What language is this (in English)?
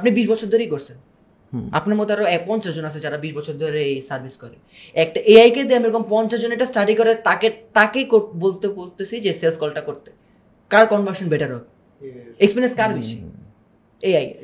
Bangla